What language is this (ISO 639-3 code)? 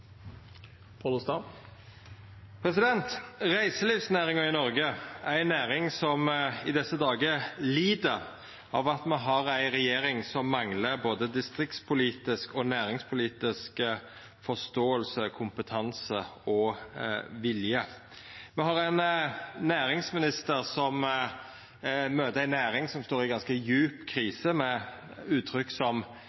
nno